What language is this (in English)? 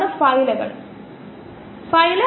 Malayalam